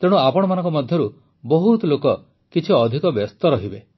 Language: Odia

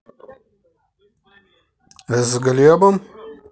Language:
Russian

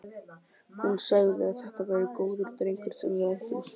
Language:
Icelandic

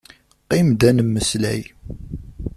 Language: Kabyle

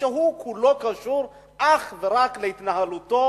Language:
Hebrew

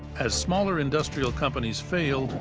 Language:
English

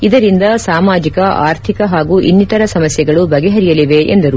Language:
Kannada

